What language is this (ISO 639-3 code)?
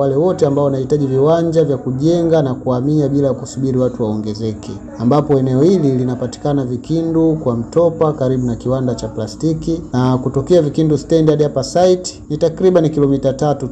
swa